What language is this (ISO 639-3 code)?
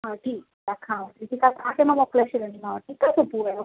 snd